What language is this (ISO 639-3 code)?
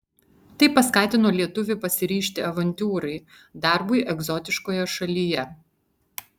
lit